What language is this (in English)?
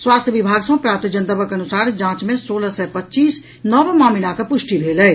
Maithili